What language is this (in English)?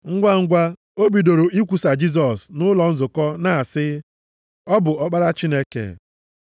Igbo